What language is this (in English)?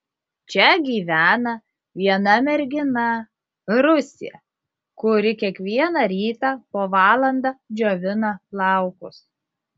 Lithuanian